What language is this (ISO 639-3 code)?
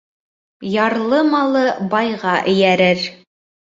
bak